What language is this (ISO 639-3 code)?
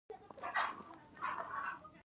pus